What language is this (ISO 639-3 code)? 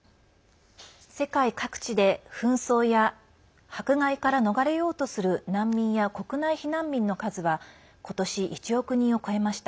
jpn